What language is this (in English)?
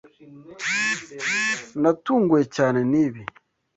Kinyarwanda